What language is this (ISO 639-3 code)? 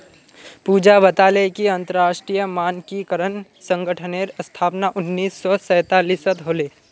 mag